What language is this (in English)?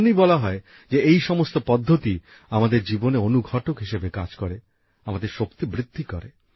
Bangla